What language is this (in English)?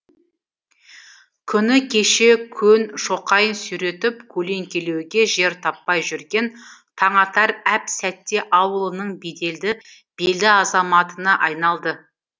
Kazakh